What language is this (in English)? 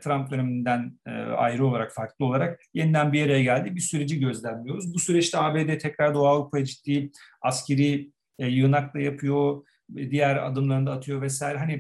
Turkish